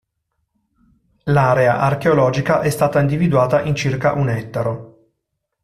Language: Italian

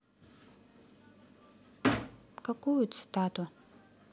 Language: Russian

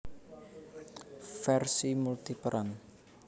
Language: Javanese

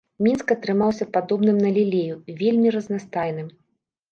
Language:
Belarusian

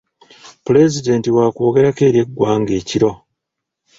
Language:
Ganda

